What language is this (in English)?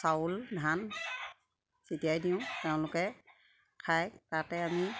Assamese